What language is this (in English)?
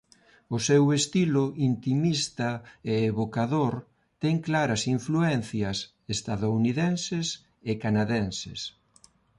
Galician